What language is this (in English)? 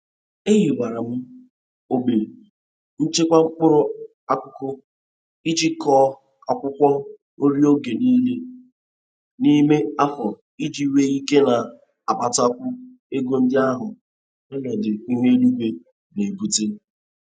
Igbo